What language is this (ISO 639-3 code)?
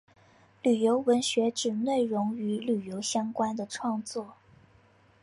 zho